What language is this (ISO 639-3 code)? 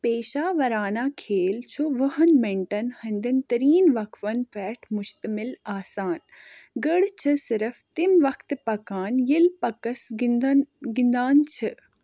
kas